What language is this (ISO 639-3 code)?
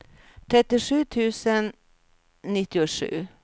swe